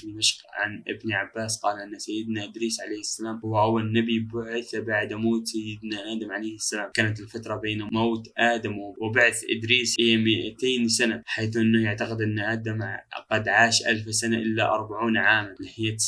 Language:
Arabic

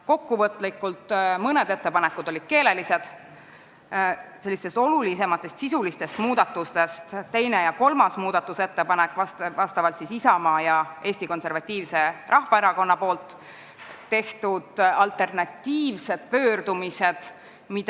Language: Estonian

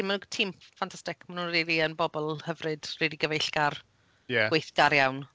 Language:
Welsh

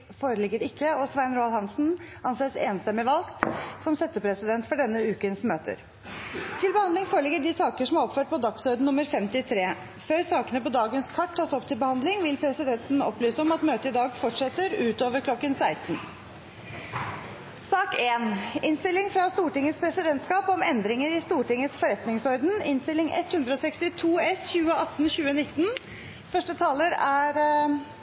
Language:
Norwegian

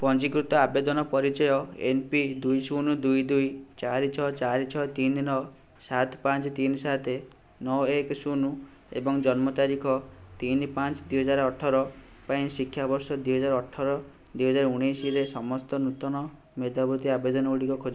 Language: Odia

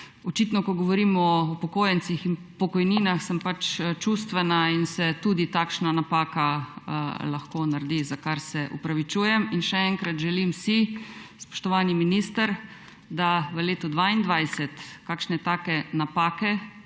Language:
Slovenian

